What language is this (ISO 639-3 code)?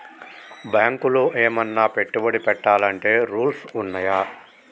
tel